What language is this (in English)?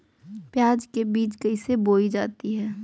Magahi